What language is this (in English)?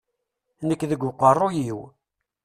Kabyle